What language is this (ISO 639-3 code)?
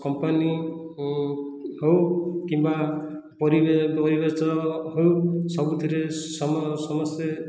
ori